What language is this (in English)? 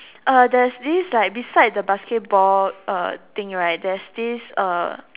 English